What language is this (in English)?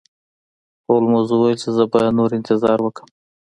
Pashto